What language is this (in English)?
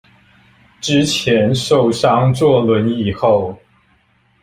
Chinese